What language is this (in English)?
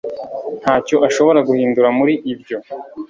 Kinyarwanda